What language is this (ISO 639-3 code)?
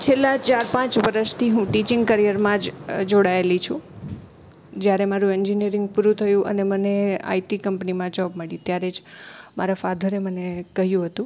guj